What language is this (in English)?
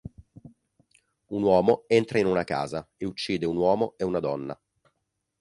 Italian